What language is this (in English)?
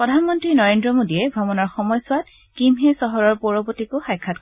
Assamese